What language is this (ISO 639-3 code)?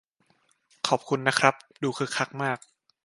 tha